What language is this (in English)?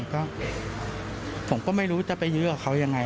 Thai